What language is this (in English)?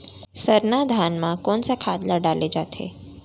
Chhattisgarhi